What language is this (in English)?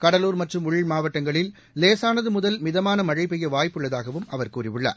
Tamil